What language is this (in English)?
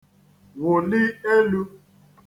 Igbo